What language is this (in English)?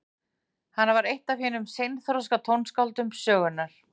Icelandic